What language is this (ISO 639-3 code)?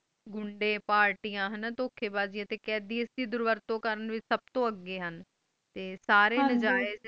pan